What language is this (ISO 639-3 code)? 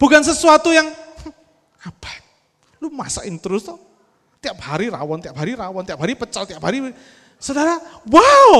ind